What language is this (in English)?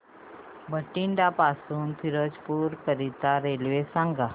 Marathi